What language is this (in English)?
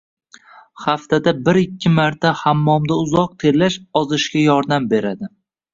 Uzbek